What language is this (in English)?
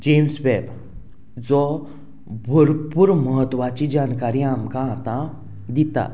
Konkani